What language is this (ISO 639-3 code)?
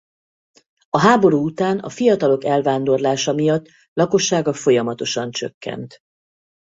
hun